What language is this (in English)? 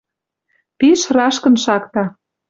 Western Mari